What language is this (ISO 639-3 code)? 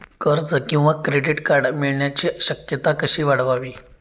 mar